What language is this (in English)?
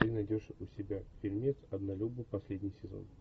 Russian